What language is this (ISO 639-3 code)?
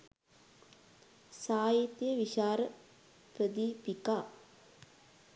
sin